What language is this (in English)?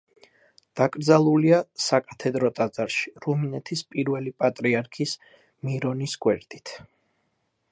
Georgian